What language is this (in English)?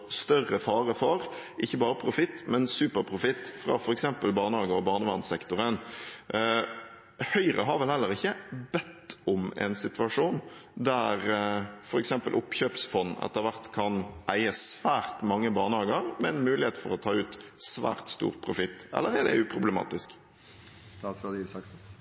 Norwegian Bokmål